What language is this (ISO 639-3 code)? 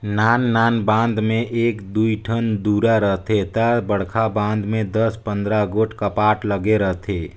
hne